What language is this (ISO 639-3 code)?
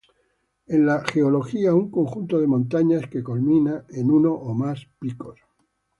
spa